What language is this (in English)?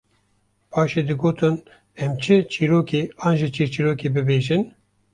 Kurdish